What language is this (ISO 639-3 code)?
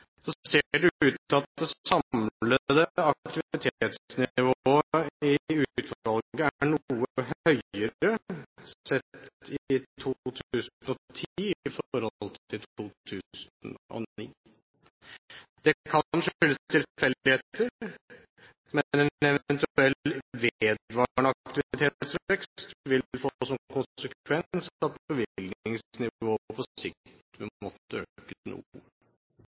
nob